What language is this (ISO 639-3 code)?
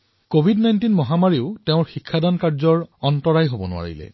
asm